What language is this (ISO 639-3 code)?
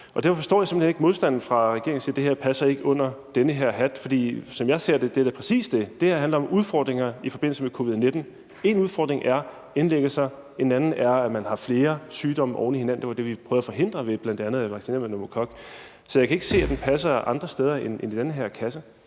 dan